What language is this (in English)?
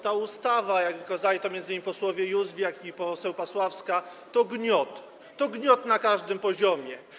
Polish